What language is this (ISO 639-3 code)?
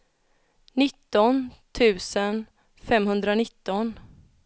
swe